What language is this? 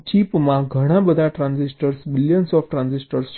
Gujarati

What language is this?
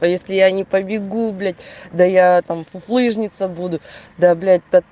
Russian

